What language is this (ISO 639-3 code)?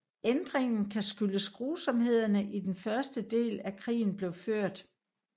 dan